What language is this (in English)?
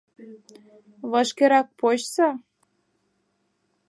Mari